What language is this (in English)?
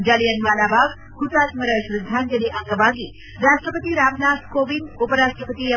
Kannada